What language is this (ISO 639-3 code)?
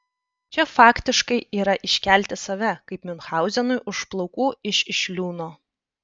lit